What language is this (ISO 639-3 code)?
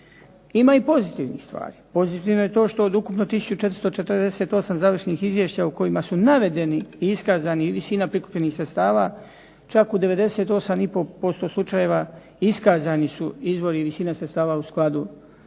hrv